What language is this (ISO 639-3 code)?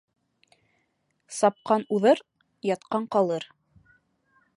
bak